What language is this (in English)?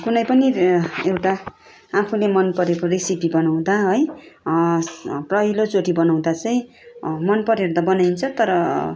Nepali